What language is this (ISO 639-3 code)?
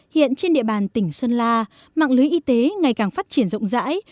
vie